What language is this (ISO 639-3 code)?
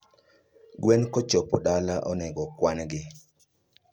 luo